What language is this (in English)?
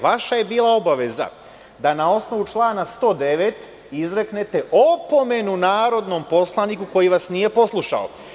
Serbian